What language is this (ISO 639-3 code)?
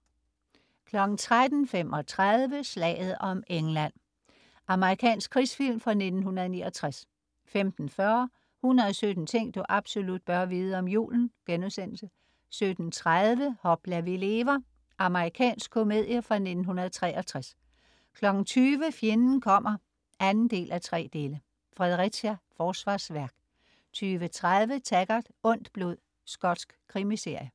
dan